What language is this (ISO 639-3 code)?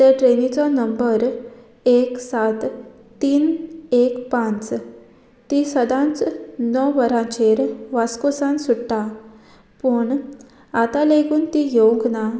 kok